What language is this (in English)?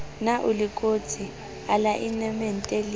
Southern Sotho